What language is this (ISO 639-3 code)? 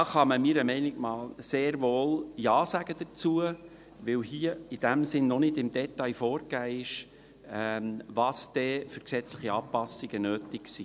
gsw